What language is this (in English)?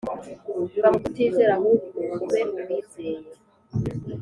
Kinyarwanda